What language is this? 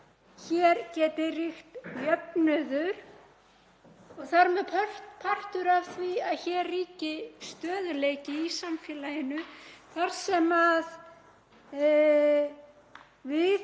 Icelandic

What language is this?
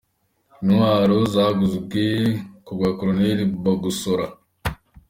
Kinyarwanda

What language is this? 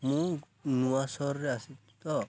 Odia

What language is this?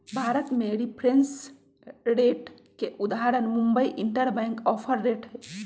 Magahi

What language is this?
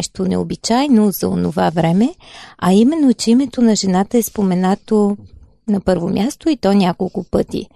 Bulgarian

